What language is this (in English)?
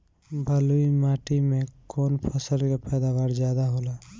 Bhojpuri